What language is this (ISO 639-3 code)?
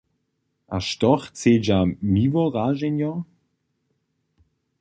hsb